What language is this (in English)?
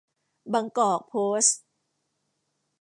Thai